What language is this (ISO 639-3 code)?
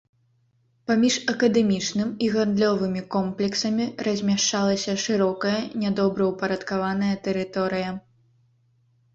bel